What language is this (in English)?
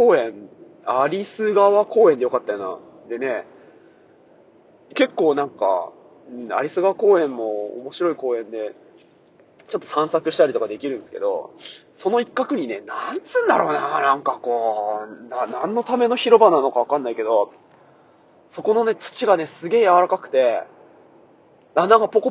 Japanese